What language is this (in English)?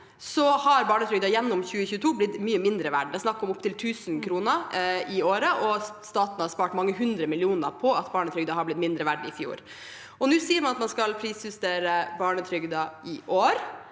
Norwegian